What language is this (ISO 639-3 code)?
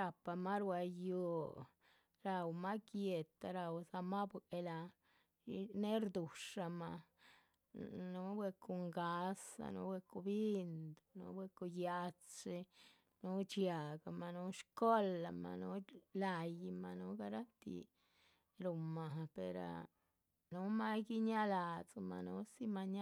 zpv